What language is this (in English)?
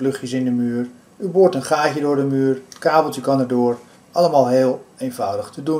Dutch